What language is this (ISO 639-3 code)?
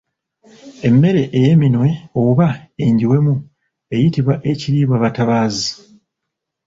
lug